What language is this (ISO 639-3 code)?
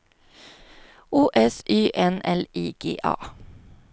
swe